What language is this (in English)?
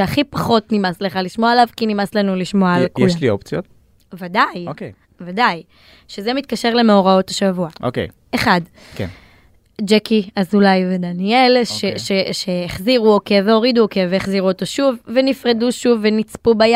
Hebrew